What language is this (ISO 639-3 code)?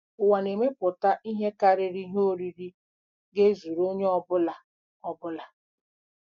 ibo